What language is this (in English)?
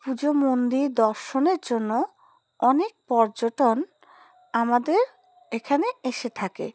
Bangla